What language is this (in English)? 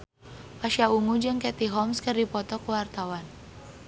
Sundanese